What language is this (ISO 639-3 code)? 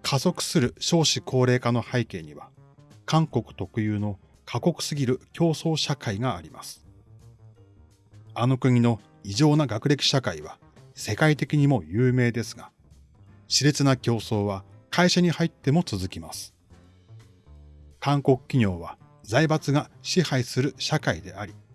jpn